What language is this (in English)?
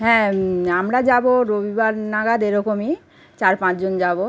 Bangla